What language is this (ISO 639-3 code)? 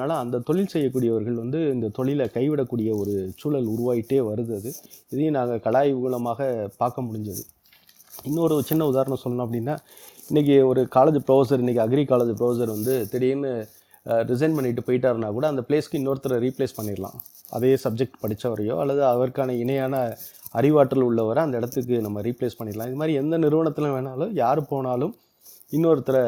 tam